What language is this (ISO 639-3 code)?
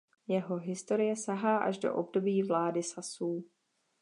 ces